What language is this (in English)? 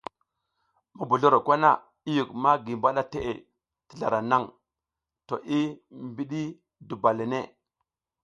South Giziga